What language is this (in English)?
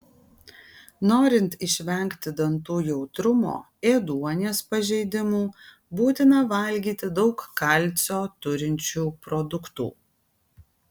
Lithuanian